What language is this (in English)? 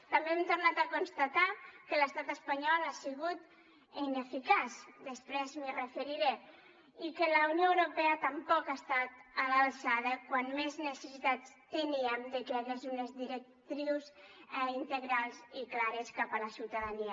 Catalan